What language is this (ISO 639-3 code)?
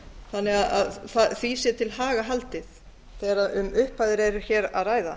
isl